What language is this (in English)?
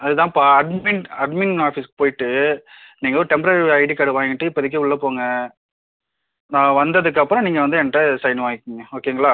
Tamil